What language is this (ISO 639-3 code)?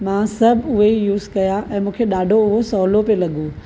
snd